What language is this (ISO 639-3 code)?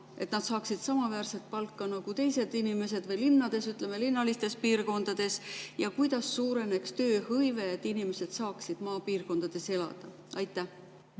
est